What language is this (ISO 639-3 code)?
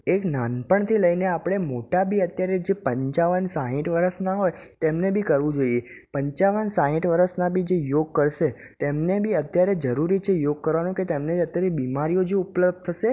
guj